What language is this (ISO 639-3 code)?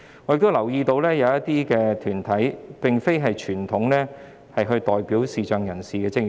yue